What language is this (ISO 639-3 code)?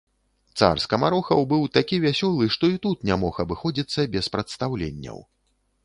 bel